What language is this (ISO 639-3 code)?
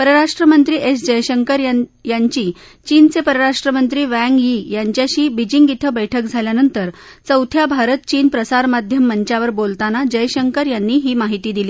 mar